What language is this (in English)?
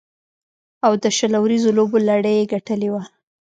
Pashto